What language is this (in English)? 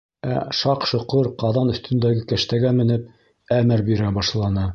Bashkir